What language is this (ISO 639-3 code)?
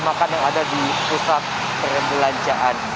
ind